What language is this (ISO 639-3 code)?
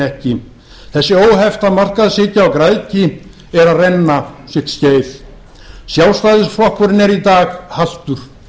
isl